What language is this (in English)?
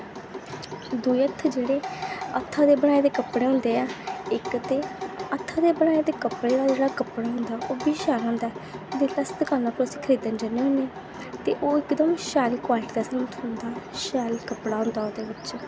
Dogri